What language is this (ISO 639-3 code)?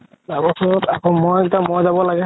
asm